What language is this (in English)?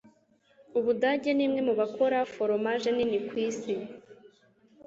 Kinyarwanda